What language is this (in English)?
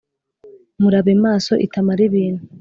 Kinyarwanda